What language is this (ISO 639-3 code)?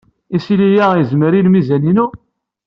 kab